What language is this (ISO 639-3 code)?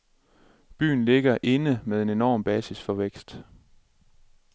dan